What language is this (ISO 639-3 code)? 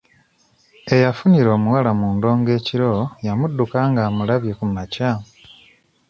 lug